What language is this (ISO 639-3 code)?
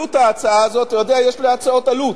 heb